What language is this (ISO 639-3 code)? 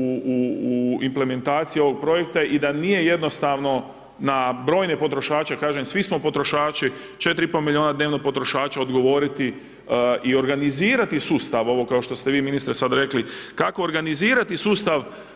hrv